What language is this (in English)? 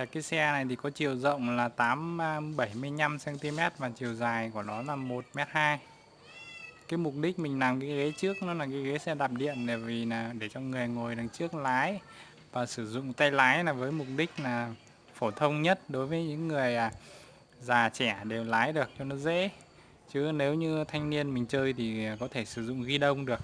Vietnamese